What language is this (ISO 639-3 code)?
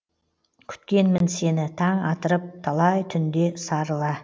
kaz